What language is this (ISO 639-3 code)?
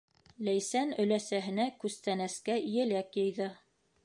bak